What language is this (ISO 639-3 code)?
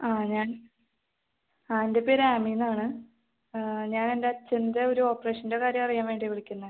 mal